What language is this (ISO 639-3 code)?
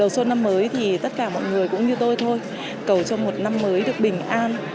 vie